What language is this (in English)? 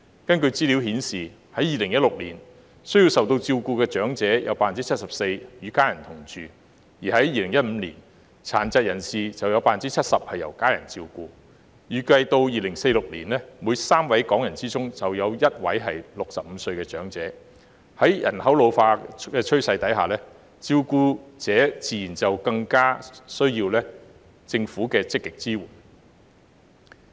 Cantonese